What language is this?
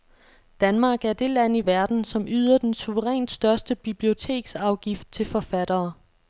Danish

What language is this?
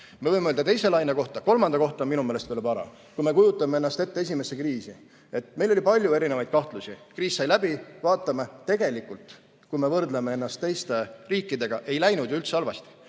Estonian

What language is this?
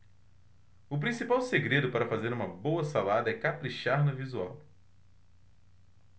Portuguese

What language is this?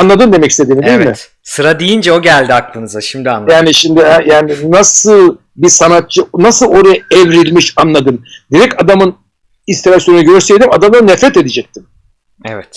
Turkish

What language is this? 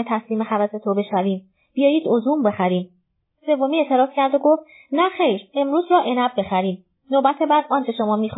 Persian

